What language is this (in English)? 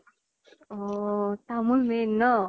Assamese